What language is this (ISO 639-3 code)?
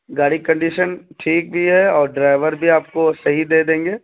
urd